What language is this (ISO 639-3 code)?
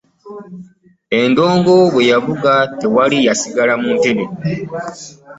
lug